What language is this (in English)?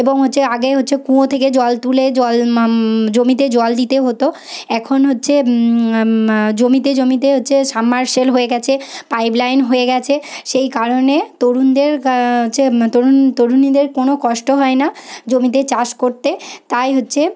Bangla